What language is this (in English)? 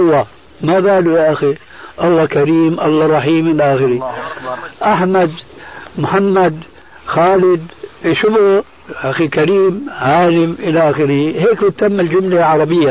Arabic